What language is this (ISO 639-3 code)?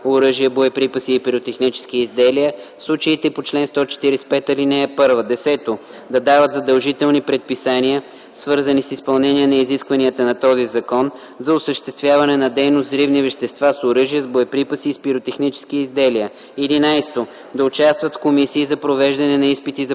bul